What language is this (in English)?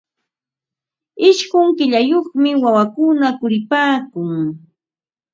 Ambo-Pasco Quechua